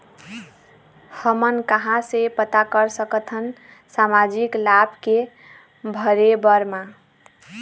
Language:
Chhattisgarhi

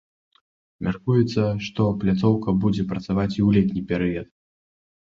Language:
Belarusian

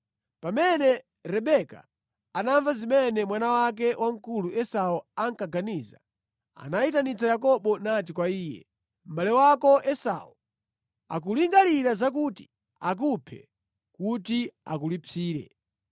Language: Nyanja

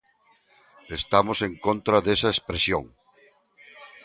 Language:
Galician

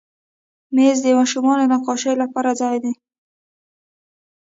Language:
Pashto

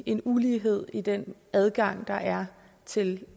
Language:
Danish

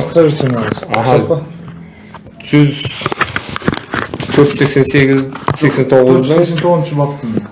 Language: Turkish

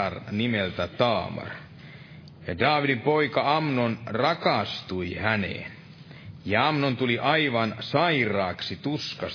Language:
Finnish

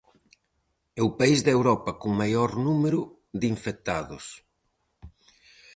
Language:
Galician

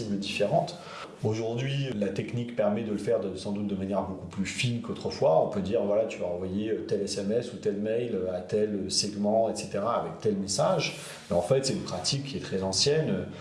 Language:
French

